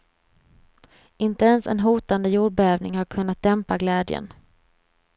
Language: Swedish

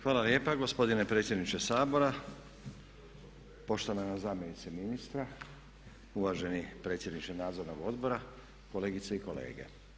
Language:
Croatian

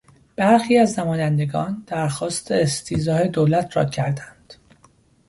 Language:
Persian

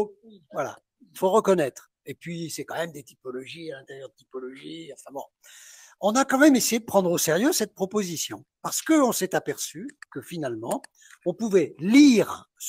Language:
French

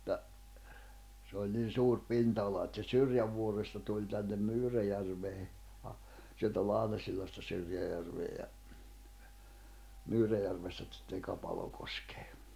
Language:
Finnish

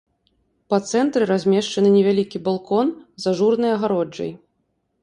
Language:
Belarusian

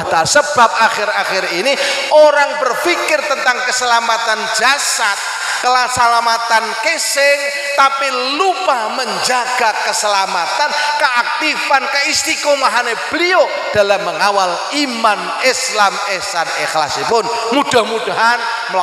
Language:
Indonesian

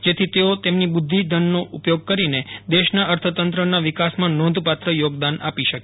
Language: Gujarati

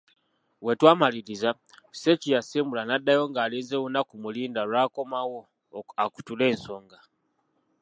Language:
Ganda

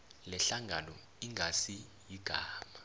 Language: South Ndebele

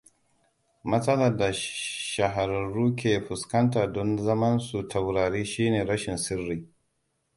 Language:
Hausa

